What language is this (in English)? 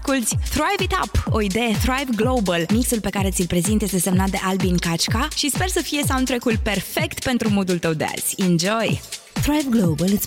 Romanian